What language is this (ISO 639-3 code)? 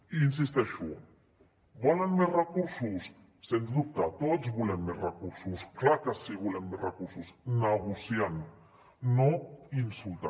cat